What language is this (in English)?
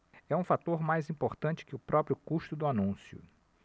Portuguese